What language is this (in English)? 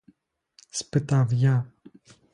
Ukrainian